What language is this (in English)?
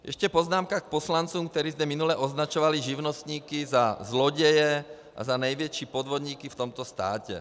Czech